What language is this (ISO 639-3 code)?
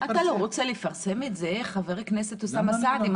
heb